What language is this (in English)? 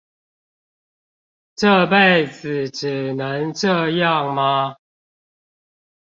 Chinese